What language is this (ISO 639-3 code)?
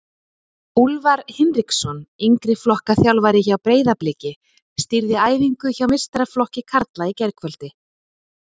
isl